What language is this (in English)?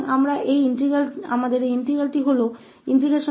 Hindi